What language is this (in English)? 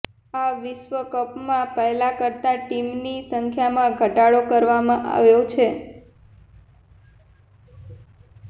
Gujarati